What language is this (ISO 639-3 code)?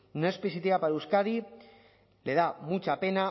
spa